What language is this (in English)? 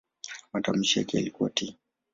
Swahili